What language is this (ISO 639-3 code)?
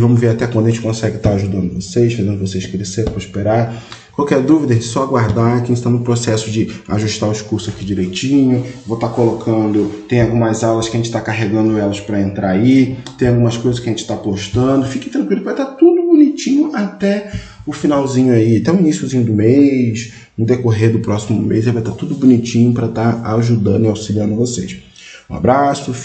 por